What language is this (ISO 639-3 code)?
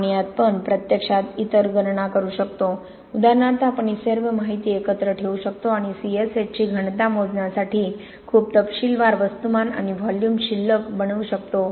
mar